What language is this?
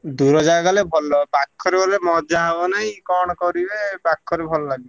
Odia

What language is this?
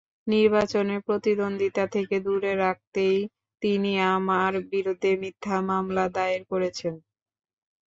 Bangla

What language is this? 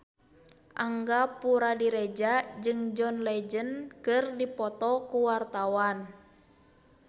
Sundanese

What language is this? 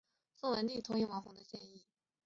Chinese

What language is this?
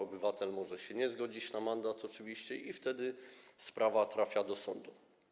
Polish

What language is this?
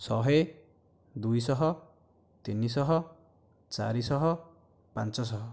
Odia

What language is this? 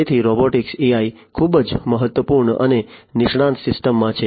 Gujarati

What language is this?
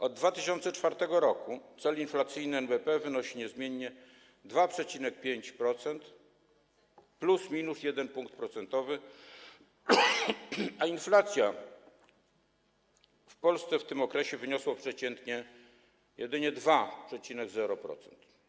Polish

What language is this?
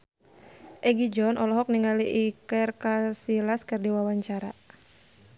Sundanese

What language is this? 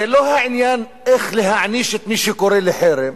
Hebrew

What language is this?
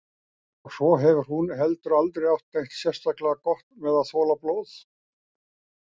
Icelandic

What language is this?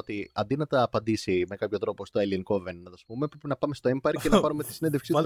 Greek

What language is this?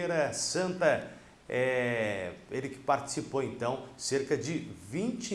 Portuguese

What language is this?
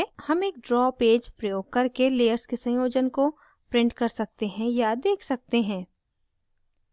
Hindi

